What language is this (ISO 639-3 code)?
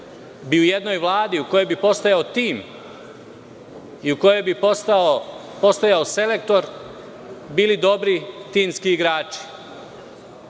srp